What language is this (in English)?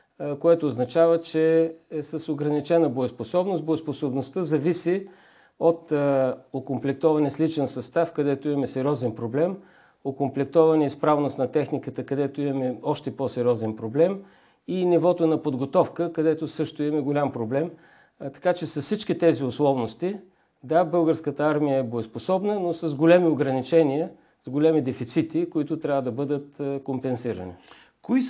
Bulgarian